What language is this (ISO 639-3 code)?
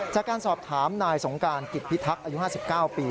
tha